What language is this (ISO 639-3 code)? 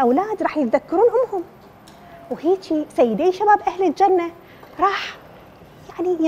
ara